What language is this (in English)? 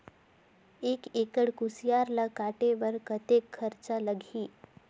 Chhattisgarhi